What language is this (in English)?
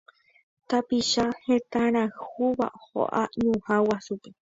Guarani